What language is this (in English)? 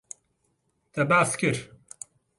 Kurdish